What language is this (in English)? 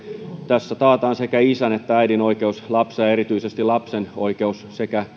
Finnish